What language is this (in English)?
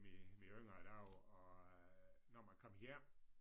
Danish